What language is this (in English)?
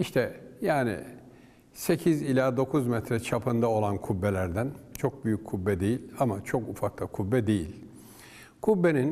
Turkish